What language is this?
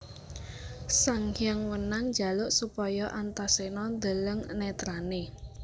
Javanese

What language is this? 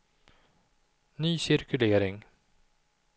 Swedish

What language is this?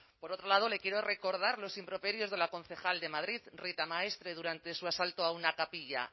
Spanish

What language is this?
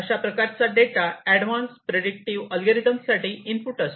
Marathi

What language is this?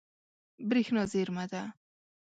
Pashto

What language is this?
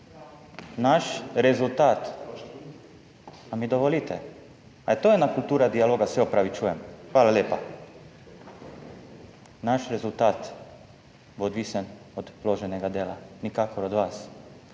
Slovenian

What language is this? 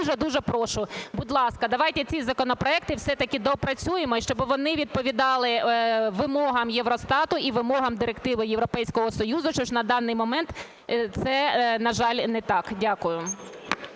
Ukrainian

